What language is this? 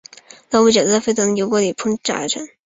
Chinese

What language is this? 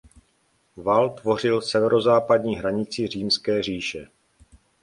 Czech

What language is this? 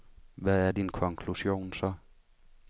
Danish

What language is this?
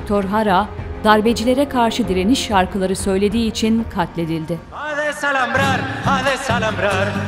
Turkish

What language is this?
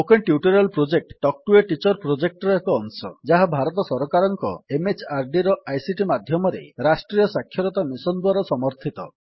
Odia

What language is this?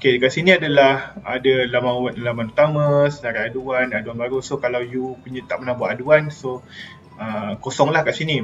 Malay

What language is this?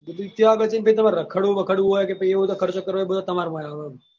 Gujarati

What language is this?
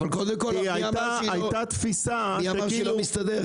Hebrew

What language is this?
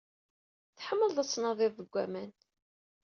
Kabyle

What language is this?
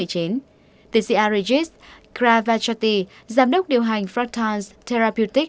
Vietnamese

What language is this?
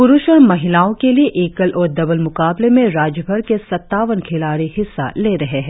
Hindi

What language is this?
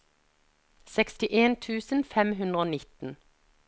Norwegian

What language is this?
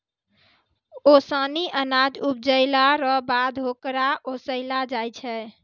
Maithili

